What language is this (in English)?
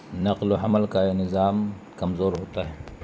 Urdu